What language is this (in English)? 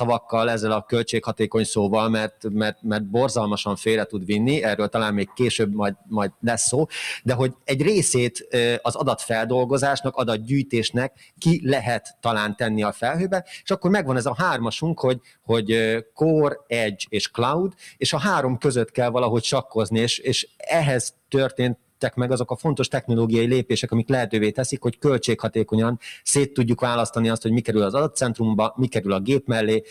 Hungarian